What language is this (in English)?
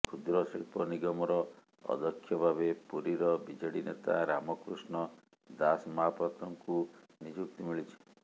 Odia